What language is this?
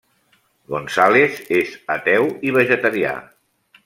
Catalan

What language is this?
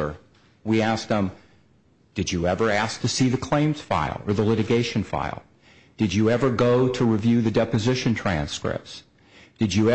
English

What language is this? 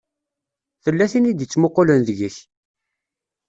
Kabyle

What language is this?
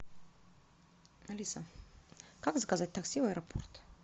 Russian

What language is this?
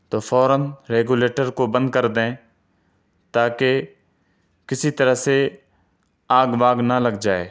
Urdu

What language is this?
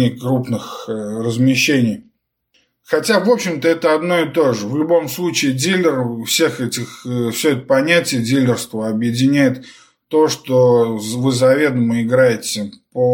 Russian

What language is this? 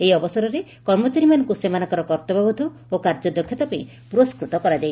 Odia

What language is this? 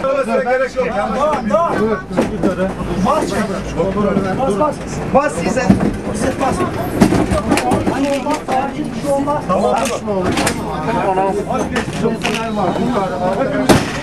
Turkish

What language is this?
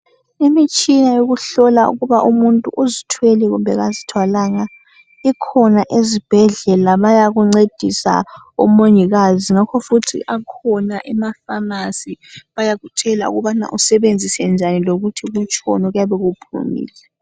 North Ndebele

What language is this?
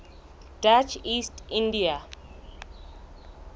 Southern Sotho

